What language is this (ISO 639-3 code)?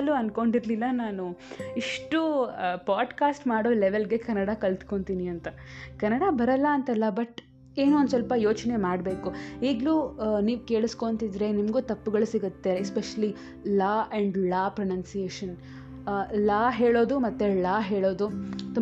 kan